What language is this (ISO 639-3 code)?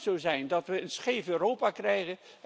nld